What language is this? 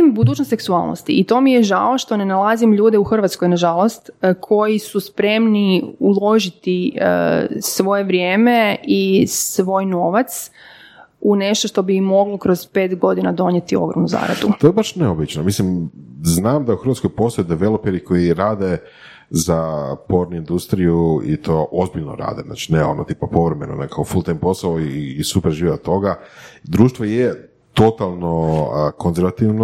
Croatian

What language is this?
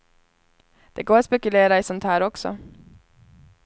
Swedish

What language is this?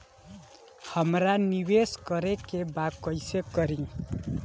Bhojpuri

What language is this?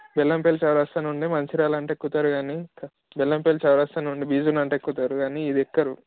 Telugu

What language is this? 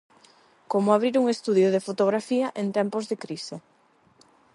Galician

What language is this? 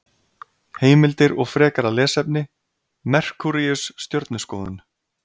Icelandic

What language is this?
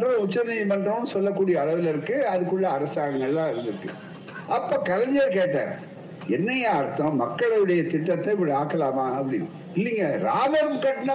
Tamil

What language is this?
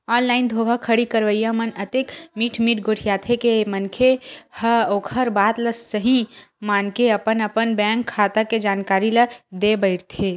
Chhattisgarhi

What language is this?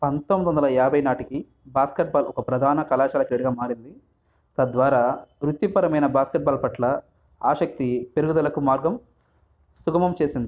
Telugu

